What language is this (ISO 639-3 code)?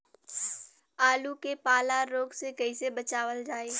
bho